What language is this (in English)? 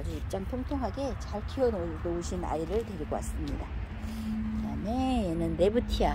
Korean